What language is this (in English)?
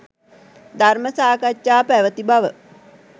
Sinhala